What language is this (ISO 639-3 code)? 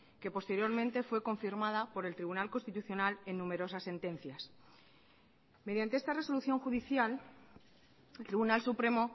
spa